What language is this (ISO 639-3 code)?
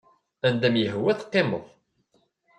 kab